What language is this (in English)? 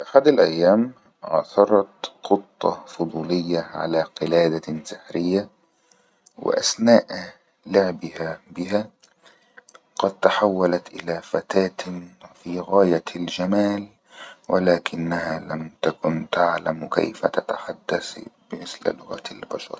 Egyptian Arabic